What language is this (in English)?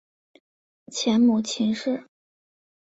Chinese